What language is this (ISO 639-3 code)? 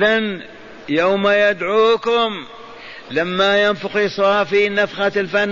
ara